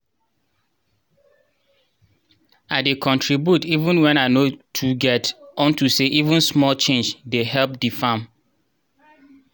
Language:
Nigerian Pidgin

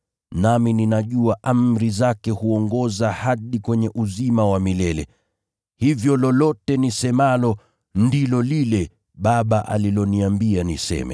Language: Swahili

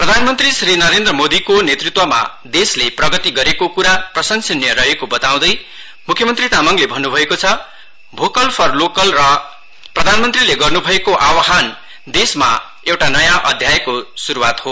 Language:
Nepali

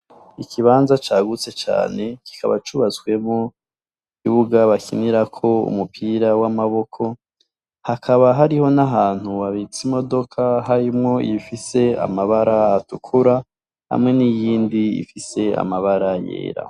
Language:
Rundi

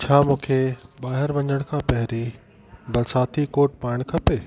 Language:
Sindhi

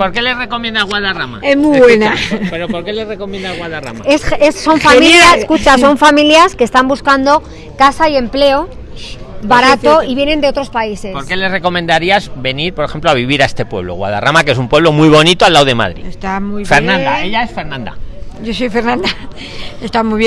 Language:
Spanish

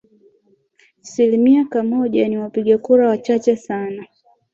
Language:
Swahili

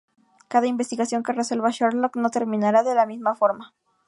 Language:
Spanish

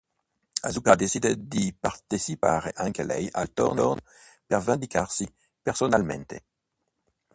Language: Italian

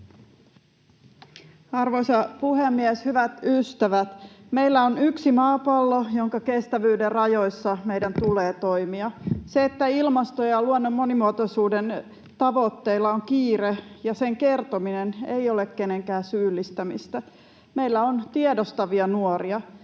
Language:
Finnish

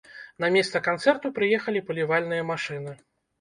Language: Belarusian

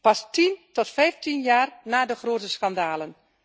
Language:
Dutch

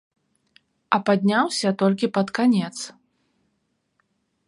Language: Belarusian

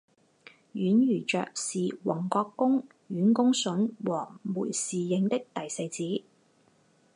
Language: Chinese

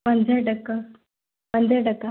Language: Sindhi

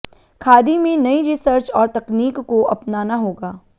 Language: Hindi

